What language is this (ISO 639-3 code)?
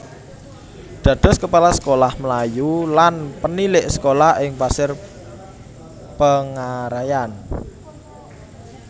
jav